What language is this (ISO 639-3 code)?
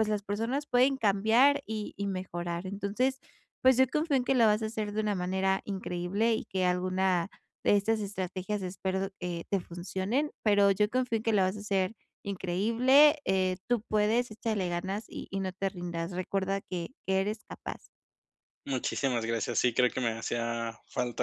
spa